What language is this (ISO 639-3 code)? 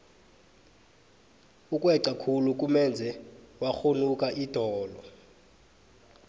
nbl